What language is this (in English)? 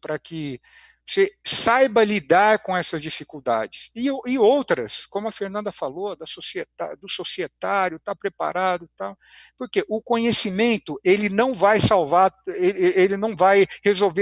Portuguese